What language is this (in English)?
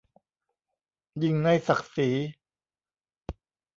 Thai